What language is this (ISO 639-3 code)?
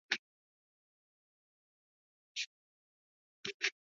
eus